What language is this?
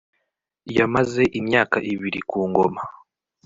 Kinyarwanda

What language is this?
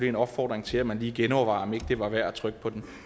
Danish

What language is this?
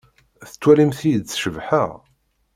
Kabyle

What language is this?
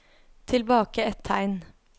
Norwegian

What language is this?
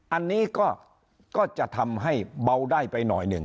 Thai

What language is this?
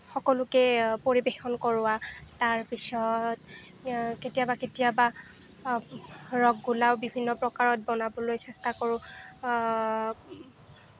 Assamese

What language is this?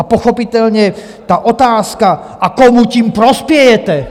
Czech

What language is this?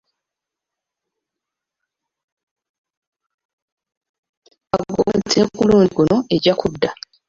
Ganda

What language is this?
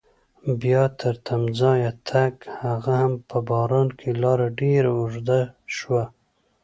Pashto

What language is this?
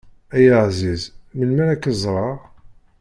Kabyle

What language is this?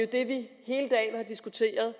Danish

